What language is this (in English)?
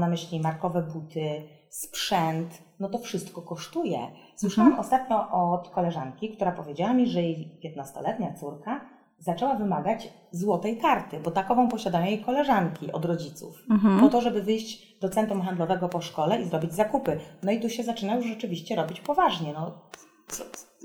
Polish